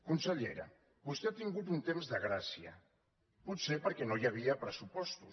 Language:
Catalan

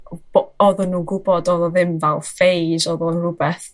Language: Welsh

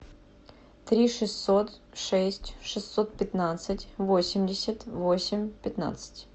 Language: Russian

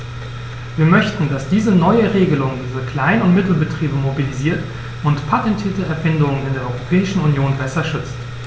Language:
German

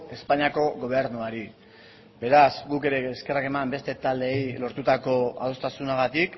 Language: Basque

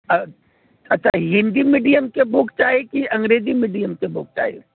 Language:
Maithili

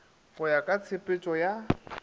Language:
Northern Sotho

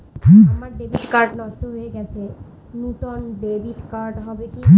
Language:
Bangla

